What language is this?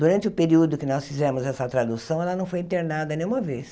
Portuguese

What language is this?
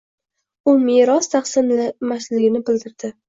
Uzbek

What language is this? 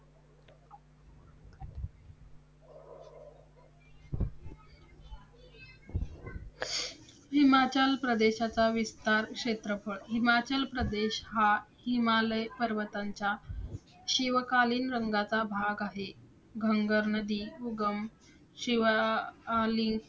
Marathi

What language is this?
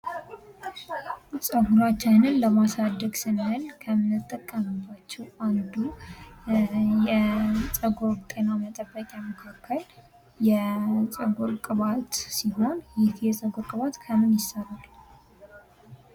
Amharic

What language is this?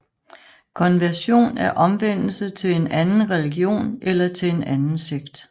Danish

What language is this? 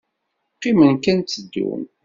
Kabyle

